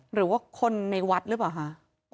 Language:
Thai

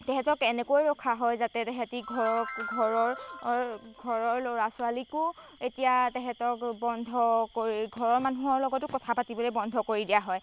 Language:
Assamese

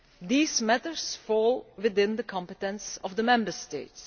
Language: English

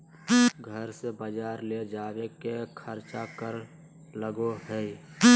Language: Magahi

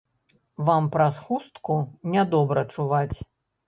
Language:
Belarusian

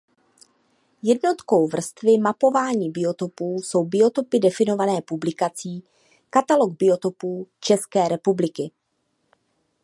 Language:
Czech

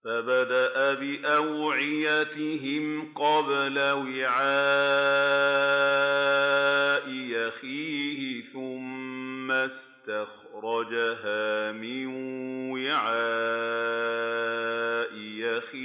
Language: Arabic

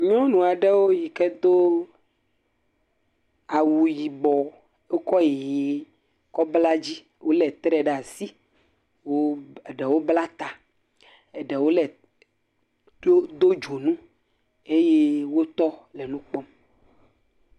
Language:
Ewe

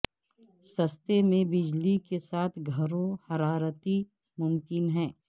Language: Urdu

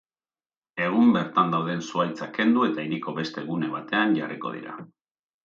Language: Basque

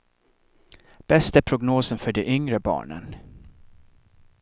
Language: Swedish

